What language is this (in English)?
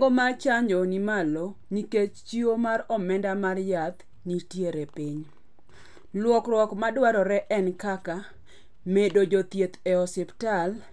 Luo (Kenya and Tanzania)